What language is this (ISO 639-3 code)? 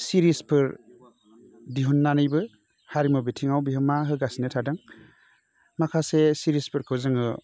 brx